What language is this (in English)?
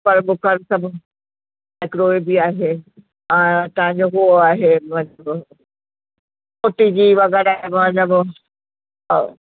Sindhi